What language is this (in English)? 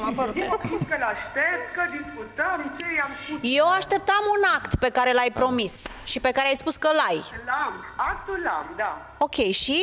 Romanian